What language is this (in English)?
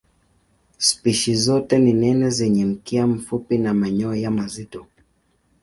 Swahili